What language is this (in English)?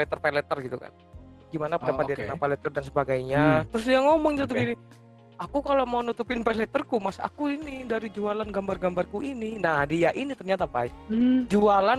Indonesian